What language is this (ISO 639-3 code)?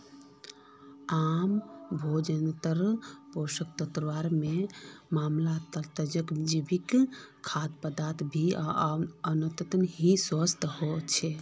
mag